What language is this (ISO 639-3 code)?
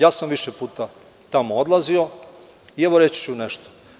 srp